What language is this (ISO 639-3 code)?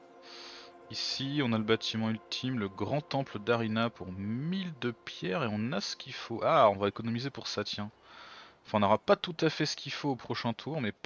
fra